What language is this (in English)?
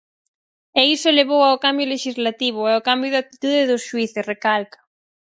Galician